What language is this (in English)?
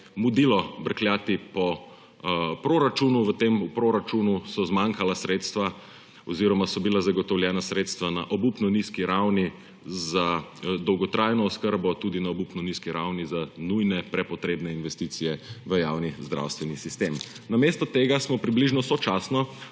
Slovenian